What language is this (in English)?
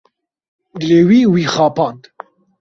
Kurdish